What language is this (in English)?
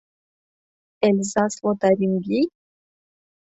Mari